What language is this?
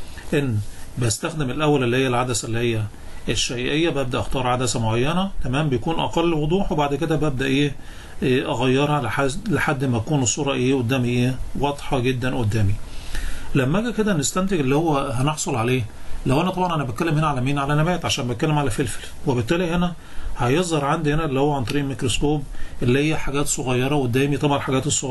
Arabic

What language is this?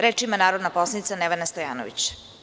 Serbian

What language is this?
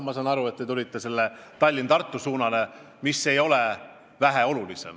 Estonian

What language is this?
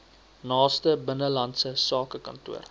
Afrikaans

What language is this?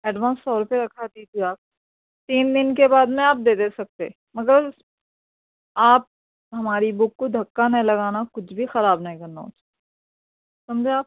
Urdu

